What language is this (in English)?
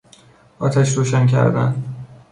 Persian